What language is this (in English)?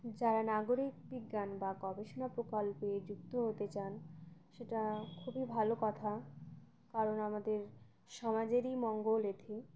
Bangla